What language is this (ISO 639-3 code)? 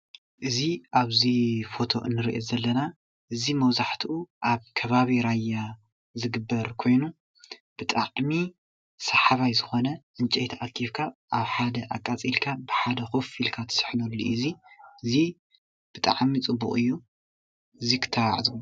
tir